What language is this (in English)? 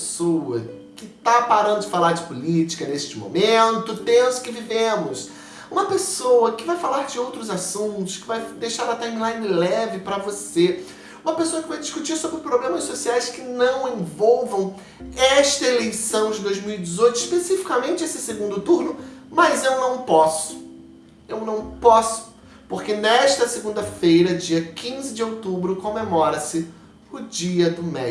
Portuguese